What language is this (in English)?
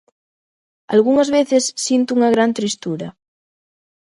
Galician